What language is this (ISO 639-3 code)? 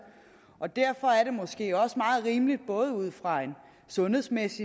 dan